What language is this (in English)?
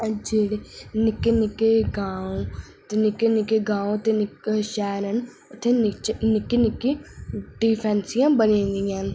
Dogri